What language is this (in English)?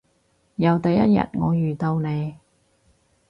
Cantonese